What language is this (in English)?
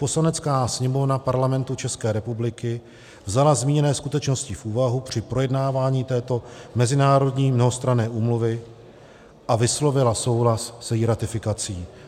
Czech